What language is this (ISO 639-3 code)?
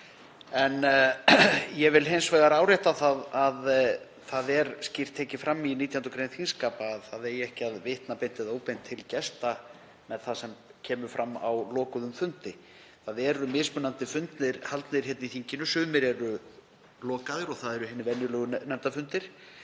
isl